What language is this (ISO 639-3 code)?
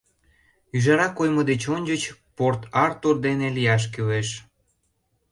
chm